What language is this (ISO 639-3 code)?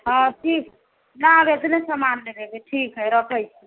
mai